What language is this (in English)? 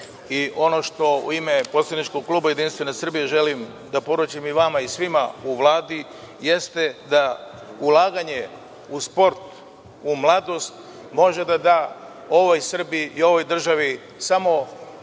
Serbian